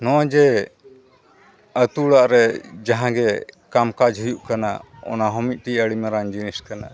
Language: Santali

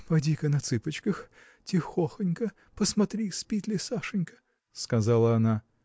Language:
Russian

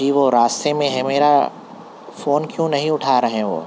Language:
Urdu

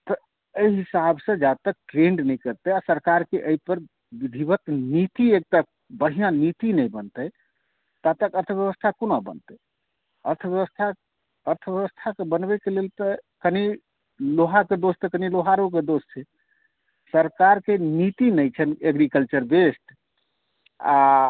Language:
Maithili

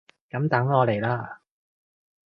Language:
Cantonese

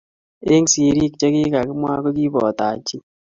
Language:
Kalenjin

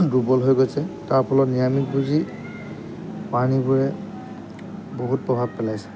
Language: Assamese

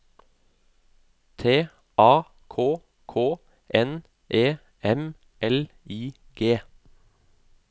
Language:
Norwegian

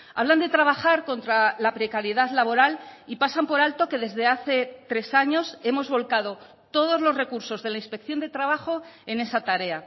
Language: Spanish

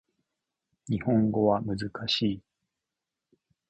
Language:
Japanese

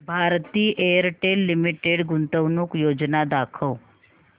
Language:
Marathi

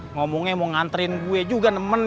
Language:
Indonesian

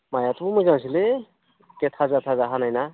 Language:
Bodo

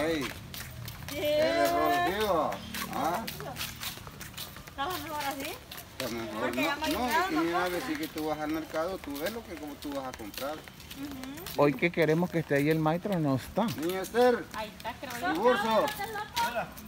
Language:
Spanish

